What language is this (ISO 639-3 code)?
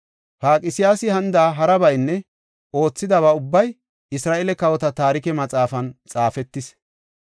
gof